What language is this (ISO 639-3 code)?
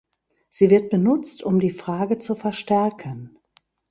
deu